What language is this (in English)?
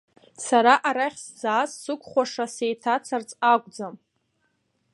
Abkhazian